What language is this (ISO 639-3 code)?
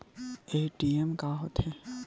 hne